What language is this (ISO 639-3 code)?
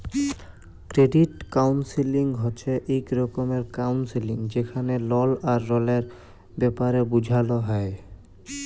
ben